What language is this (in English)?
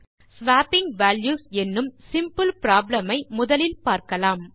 Tamil